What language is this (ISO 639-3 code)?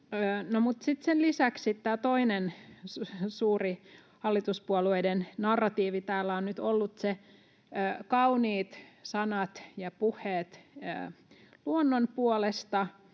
fin